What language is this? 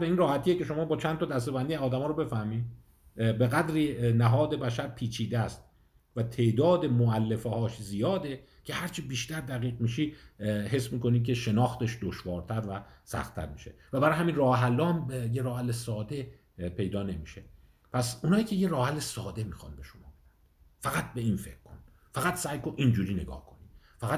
Persian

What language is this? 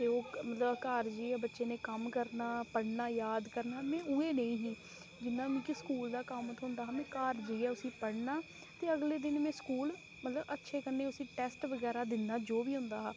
Dogri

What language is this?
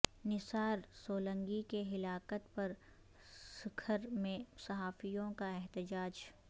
Urdu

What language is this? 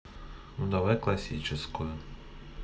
Russian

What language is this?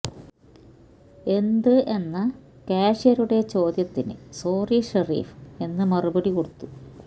Malayalam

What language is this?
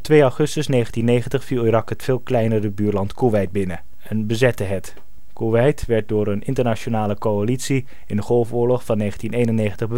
Dutch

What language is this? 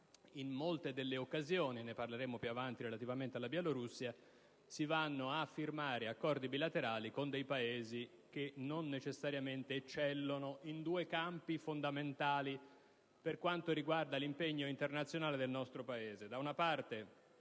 Italian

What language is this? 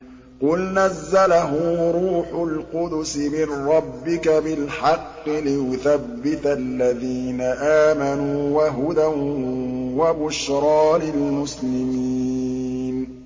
Arabic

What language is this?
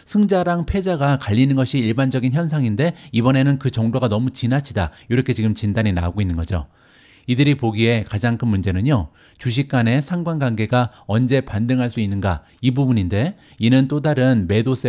Korean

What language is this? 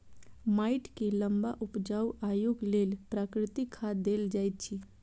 Maithili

